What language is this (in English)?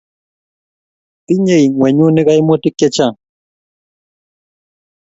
Kalenjin